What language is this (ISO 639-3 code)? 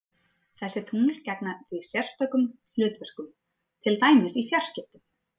isl